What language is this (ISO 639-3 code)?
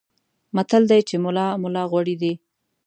pus